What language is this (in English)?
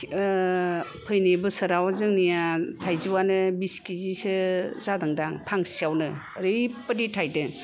Bodo